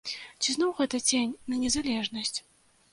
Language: Belarusian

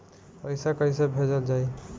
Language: Bhojpuri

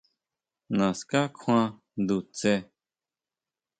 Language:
Huautla Mazatec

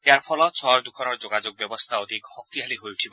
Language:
Assamese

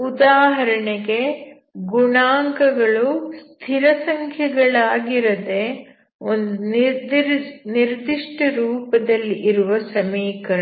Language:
Kannada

